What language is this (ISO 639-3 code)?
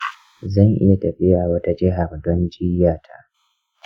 hau